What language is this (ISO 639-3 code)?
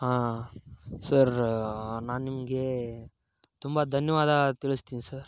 kan